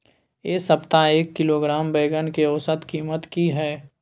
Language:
Maithili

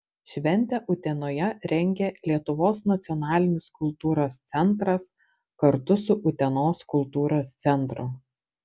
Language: Lithuanian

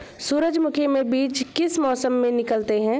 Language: Hindi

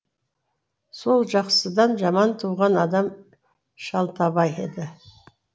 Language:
Kazakh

